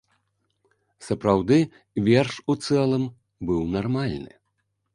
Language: Belarusian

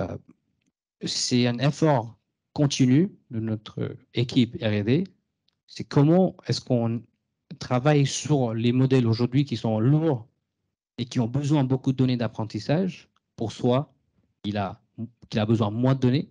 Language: French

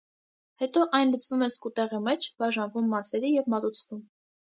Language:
Armenian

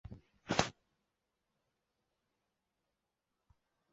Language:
Chinese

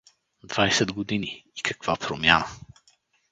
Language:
Bulgarian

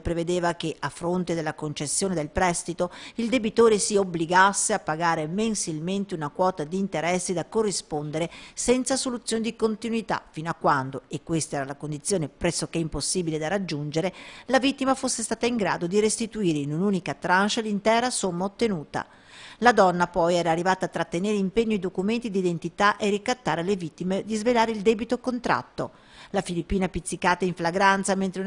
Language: Italian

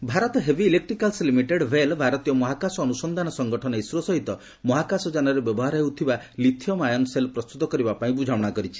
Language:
Odia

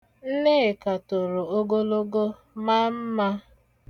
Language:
Igbo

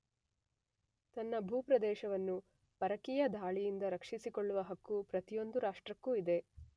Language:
Kannada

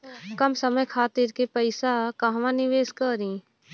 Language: Bhojpuri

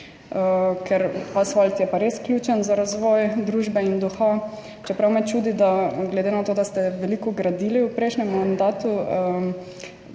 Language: Slovenian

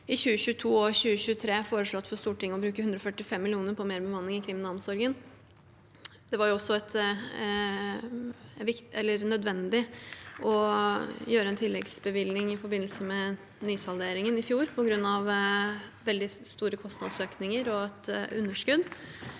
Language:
Norwegian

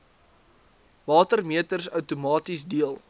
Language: Afrikaans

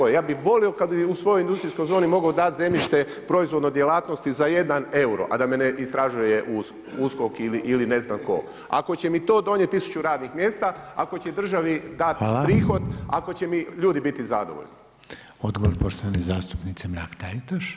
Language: Croatian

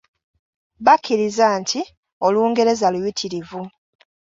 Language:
Ganda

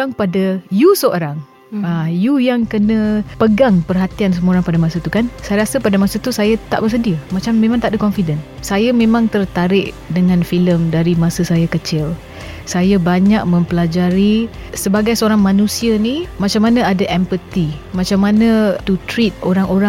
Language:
Malay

